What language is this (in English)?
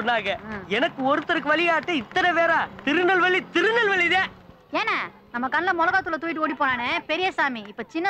Romanian